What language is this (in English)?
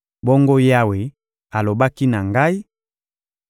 Lingala